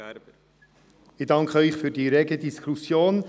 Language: Swiss German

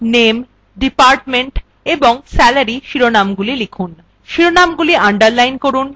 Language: Bangla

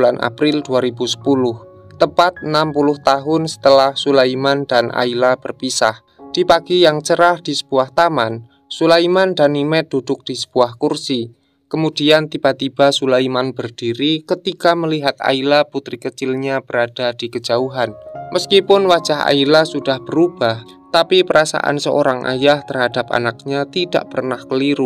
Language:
Indonesian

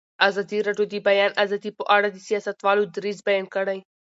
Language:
Pashto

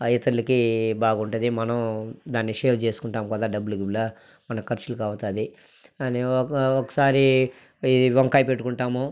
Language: Telugu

